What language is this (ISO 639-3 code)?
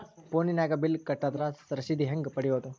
kan